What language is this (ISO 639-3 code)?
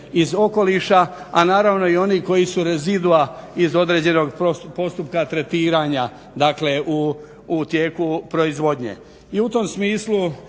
hrv